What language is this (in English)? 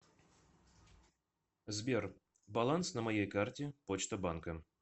Russian